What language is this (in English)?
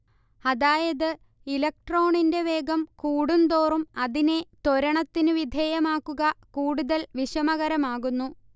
Malayalam